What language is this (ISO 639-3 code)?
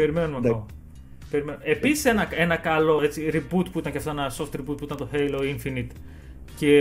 ell